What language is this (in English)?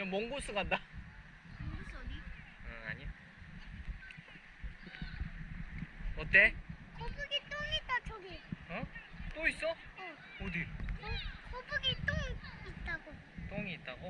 Korean